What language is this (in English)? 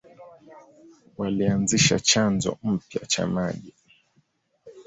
Swahili